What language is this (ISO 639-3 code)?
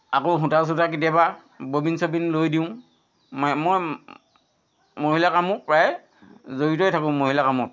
asm